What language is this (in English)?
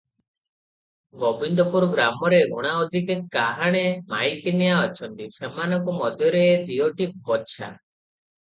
Odia